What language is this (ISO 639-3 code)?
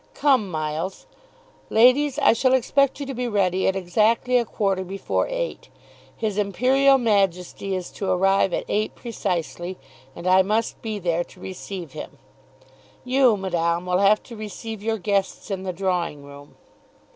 eng